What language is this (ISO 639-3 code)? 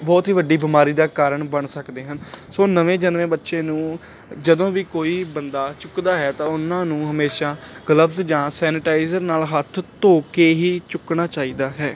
pan